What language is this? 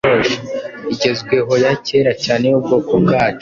Kinyarwanda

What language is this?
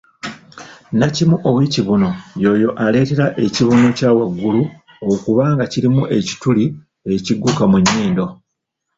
Ganda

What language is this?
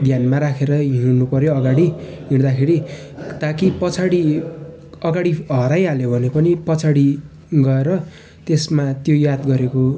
Nepali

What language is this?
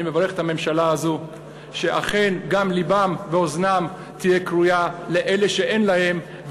Hebrew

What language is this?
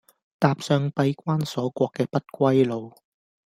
Cantonese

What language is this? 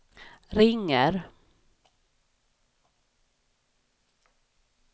Swedish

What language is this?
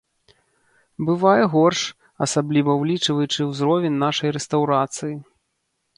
Belarusian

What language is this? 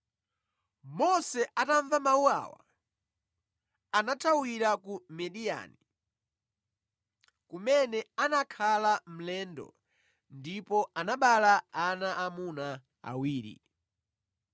Nyanja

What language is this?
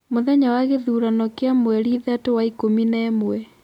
Kikuyu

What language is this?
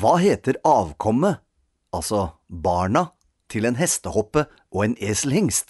Norwegian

